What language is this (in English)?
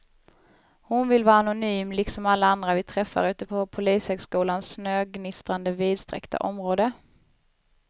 Swedish